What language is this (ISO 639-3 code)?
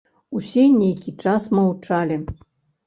bel